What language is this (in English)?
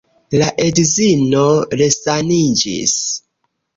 Esperanto